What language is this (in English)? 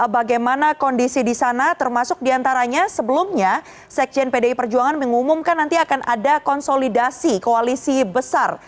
Indonesian